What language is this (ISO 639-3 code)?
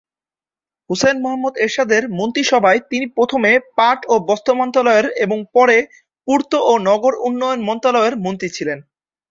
ben